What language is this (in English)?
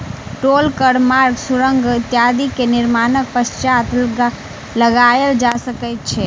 Maithili